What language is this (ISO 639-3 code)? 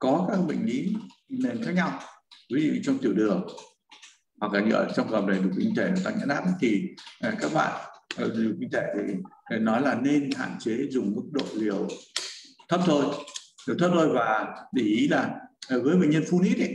vie